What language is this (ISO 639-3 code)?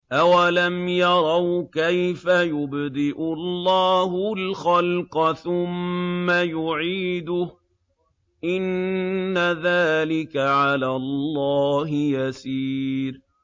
ara